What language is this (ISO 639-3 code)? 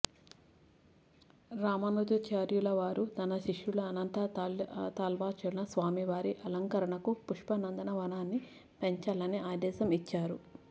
tel